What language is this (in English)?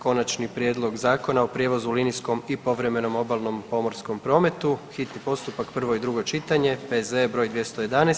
Croatian